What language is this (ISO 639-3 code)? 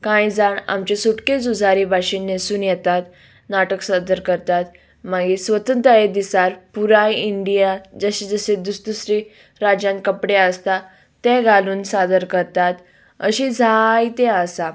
kok